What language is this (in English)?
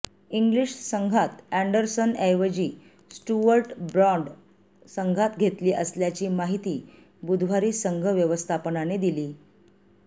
Marathi